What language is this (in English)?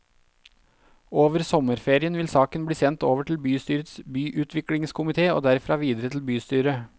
Norwegian